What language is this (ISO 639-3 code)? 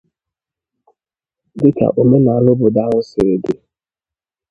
ibo